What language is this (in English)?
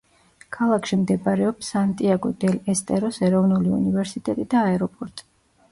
Georgian